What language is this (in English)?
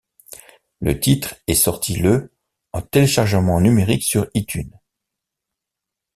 French